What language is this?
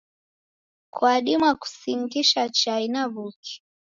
Taita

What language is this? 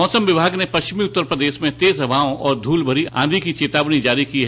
Hindi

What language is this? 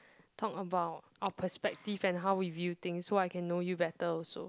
English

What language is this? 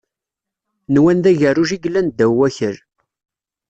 Kabyle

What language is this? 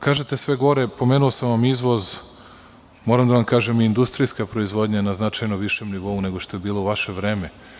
Serbian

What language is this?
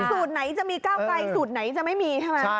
Thai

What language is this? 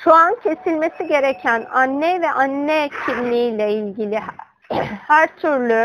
Turkish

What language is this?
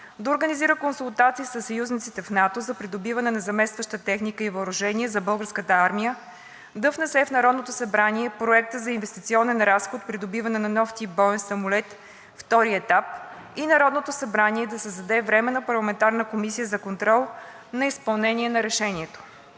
Bulgarian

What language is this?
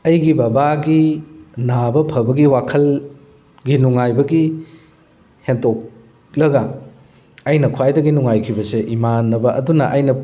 Manipuri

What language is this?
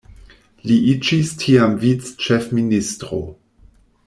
Esperanto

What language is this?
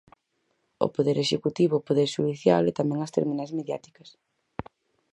Galician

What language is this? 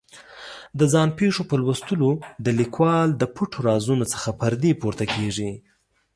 Pashto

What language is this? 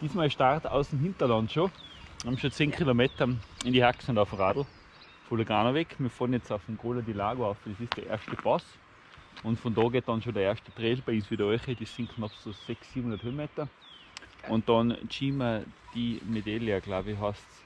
German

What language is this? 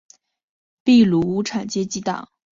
Chinese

